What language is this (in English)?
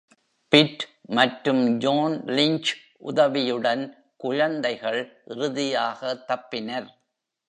Tamil